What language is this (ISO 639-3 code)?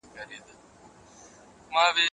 pus